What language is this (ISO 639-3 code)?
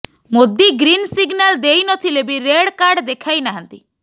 ori